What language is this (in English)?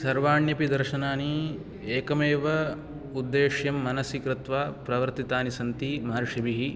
Sanskrit